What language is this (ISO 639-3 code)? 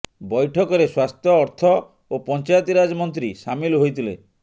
ori